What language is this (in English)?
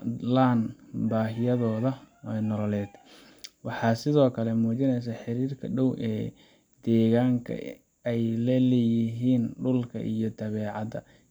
Somali